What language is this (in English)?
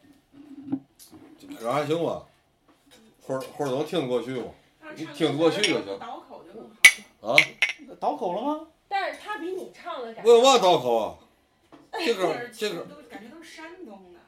Chinese